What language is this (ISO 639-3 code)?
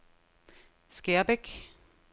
dan